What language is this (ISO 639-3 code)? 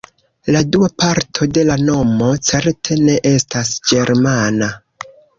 epo